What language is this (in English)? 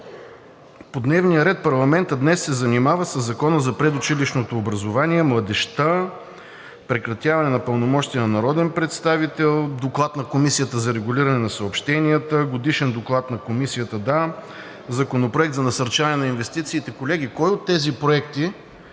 Bulgarian